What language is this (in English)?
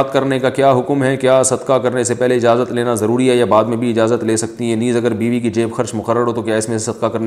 Urdu